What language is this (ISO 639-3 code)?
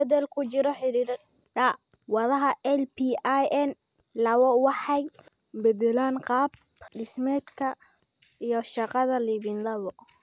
som